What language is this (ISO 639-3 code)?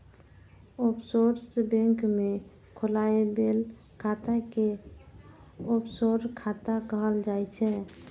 mai